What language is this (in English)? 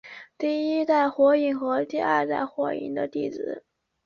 Chinese